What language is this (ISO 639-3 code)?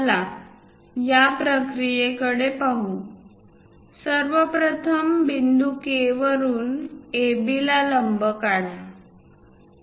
mar